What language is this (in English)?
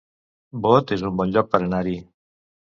Catalan